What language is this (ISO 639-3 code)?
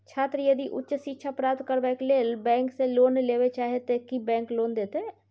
mai